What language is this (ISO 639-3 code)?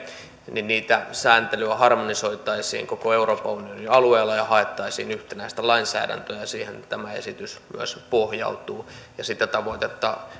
fin